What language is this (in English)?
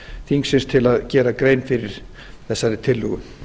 Icelandic